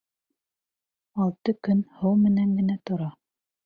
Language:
Bashkir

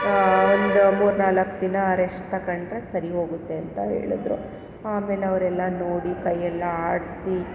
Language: Kannada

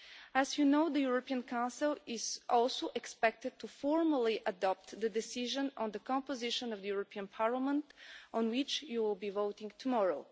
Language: English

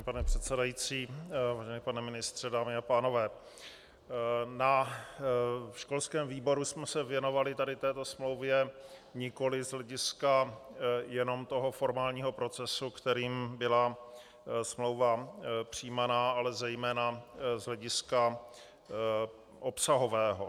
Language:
Czech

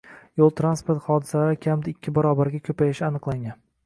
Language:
Uzbek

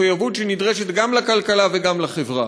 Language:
Hebrew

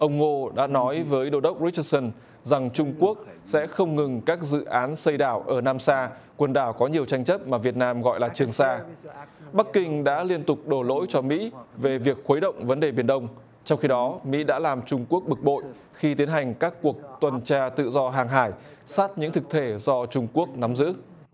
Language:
Vietnamese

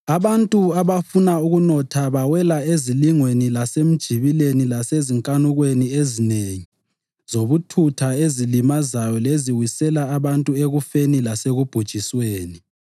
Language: North Ndebele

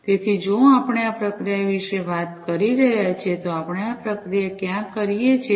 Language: Gujarati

